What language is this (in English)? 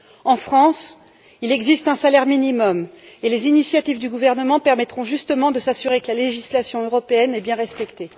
French